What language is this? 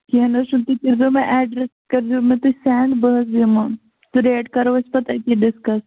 Kashmiri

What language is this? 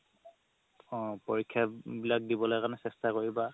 Assamese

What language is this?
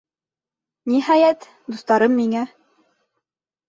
Bashkir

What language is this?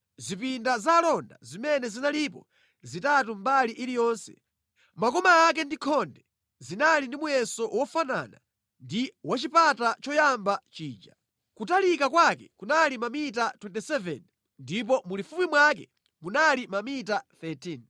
Nyanja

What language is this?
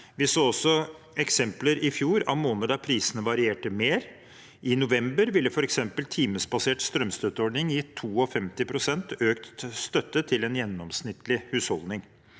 Norwegian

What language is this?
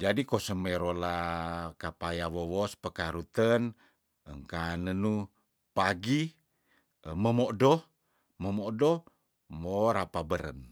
Tondano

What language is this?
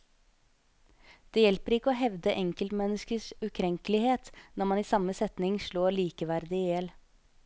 Norwegian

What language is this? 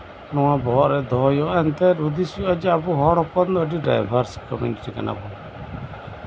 Santali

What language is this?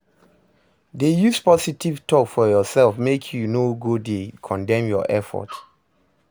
Nigerian Pidgin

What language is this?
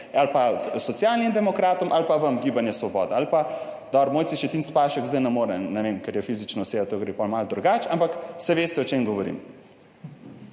Slovenian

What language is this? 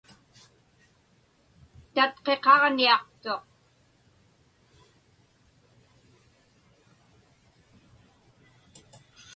Inupiaq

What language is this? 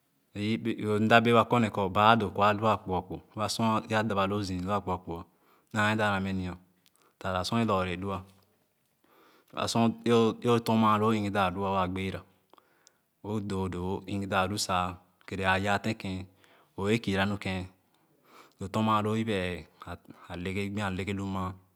Khana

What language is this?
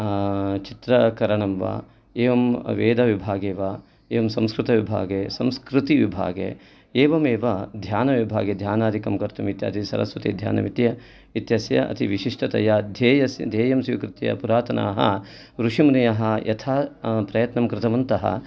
Sanskrit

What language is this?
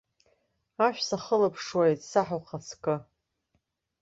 Abkhazian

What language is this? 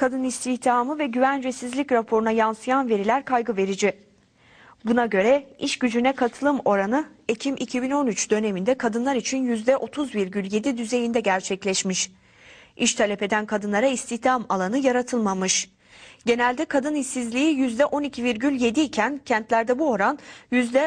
Turkish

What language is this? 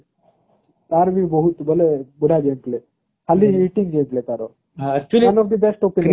Odia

